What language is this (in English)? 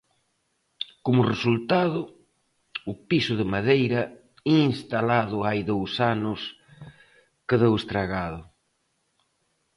Galician